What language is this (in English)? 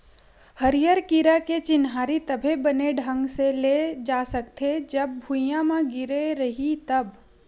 Chhattisgarhi